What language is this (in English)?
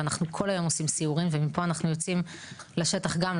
Hebrew